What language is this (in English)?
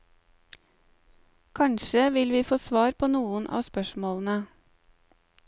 Norwegian